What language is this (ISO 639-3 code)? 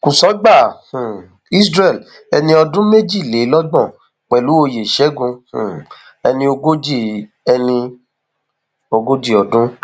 yor